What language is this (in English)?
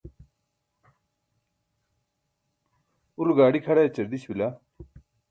Burushaski